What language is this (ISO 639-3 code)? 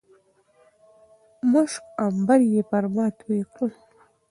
pus